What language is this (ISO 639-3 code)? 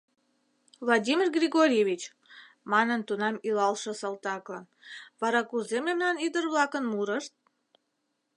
chm